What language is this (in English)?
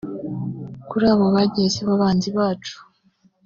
Kinyarwanda